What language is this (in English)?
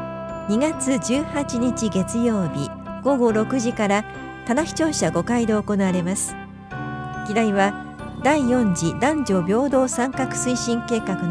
Japanese